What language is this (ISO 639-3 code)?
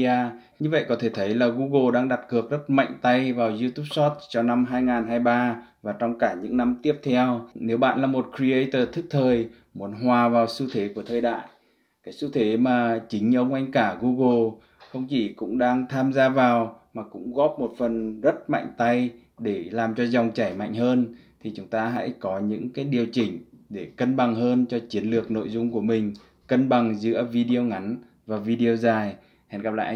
vie